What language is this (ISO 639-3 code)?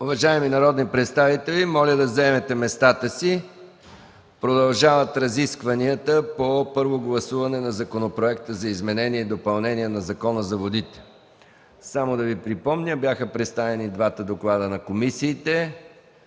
bul